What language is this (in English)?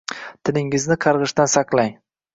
Uzbek